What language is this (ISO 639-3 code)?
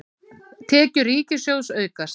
isl